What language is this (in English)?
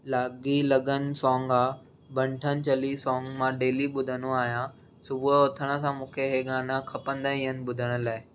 Sindhi